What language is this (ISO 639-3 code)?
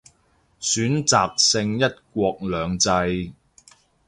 yue